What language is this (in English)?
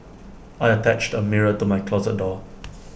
English